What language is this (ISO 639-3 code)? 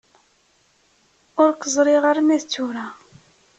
kab